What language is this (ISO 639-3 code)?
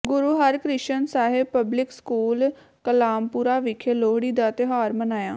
pan